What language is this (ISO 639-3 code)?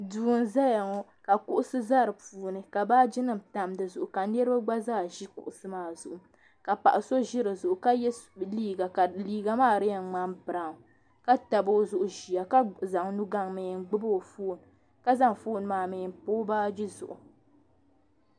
dag